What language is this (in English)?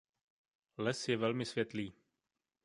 Czech